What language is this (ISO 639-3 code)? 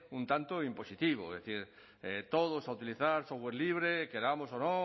spa